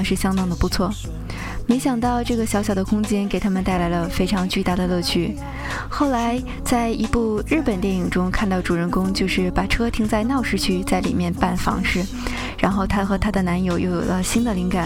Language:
Chinese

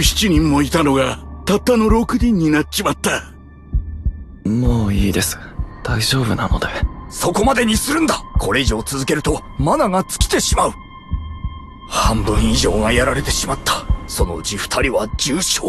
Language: Japanese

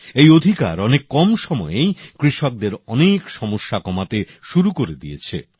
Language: Bangla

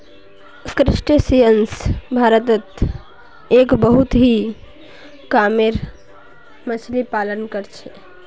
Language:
Magahi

